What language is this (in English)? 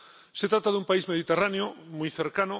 Spanish